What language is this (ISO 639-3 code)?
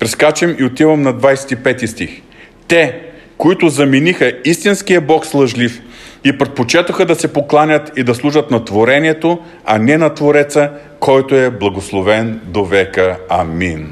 bul